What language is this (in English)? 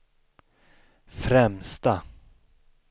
Swedish